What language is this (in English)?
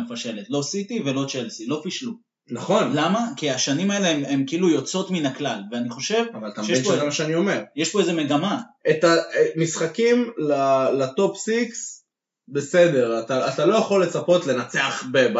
Hebrew